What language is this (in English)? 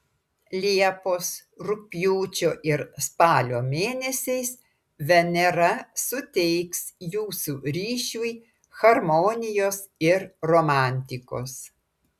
Lithuanian